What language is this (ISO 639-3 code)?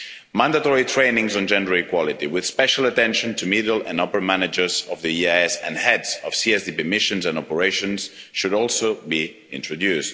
eng